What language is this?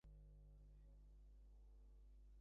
Bangla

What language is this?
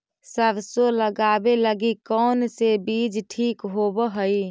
Magahi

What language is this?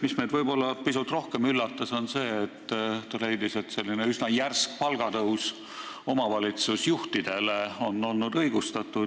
Estonian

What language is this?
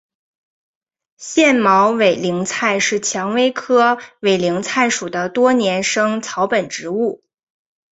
Chinese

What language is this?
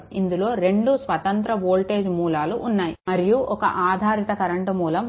Telugu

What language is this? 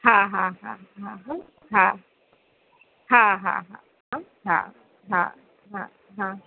Gujarati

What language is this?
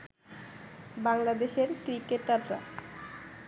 Bangla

